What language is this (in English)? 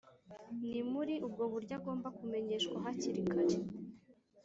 Kinyarwanda